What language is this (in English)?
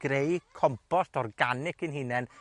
Welsh